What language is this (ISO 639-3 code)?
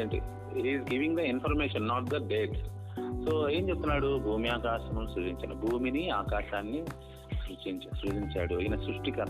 tel